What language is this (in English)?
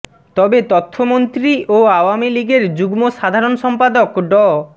Bangla